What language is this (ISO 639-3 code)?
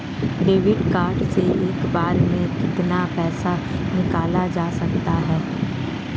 hin